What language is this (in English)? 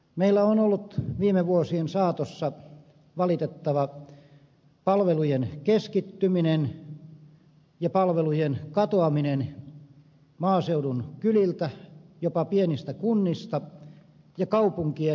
Finnish